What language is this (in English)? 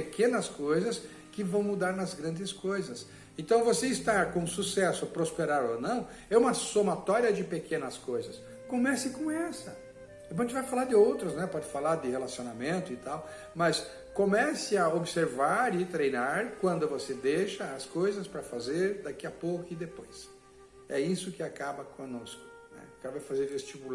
Portuguese